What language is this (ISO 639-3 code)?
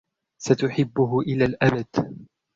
ara